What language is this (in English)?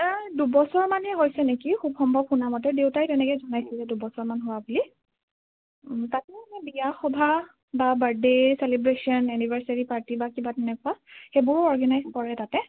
Assamese